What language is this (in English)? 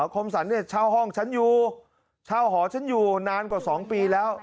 Thai